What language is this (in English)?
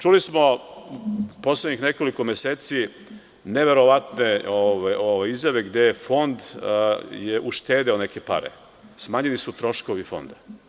Serbian